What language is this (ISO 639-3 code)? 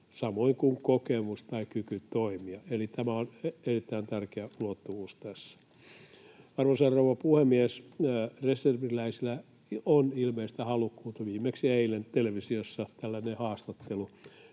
fin